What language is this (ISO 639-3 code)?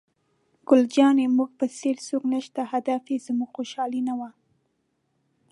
pus